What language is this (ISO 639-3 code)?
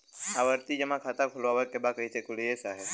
bho